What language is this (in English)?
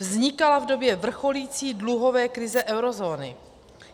Czech